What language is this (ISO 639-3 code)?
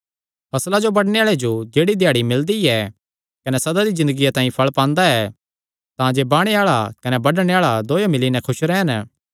xnr